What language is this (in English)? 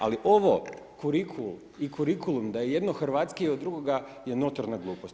Croatian